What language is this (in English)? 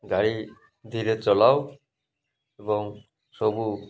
Odia